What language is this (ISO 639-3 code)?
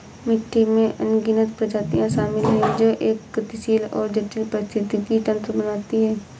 hin